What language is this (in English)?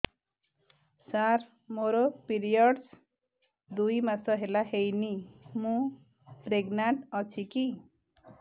Odia